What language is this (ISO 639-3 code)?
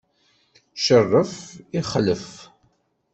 kab